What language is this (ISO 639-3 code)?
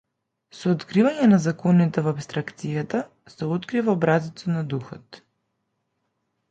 mkd